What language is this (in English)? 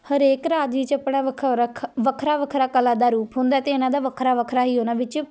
Punjabi